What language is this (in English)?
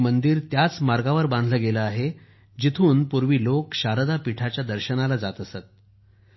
Marathi